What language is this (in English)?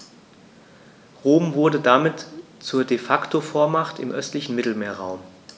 German